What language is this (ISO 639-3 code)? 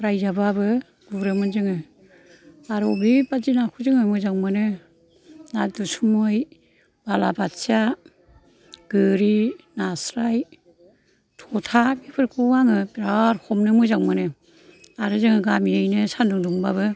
brx